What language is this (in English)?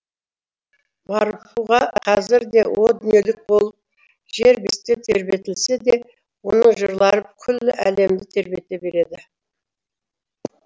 Kazakh